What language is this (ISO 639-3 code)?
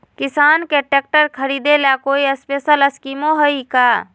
mag